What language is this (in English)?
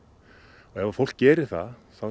Icelandic